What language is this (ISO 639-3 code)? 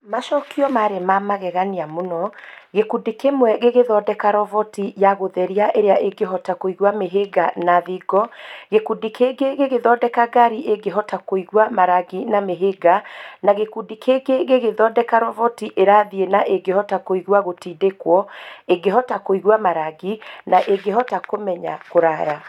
kik